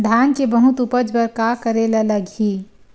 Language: Chhattisgarhi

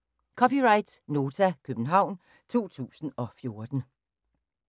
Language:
Danish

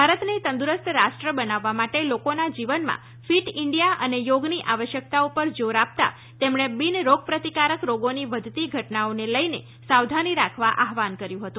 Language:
Gujarati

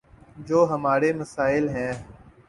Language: Urdu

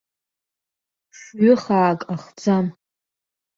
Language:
Abkhazian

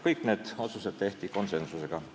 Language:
Estonian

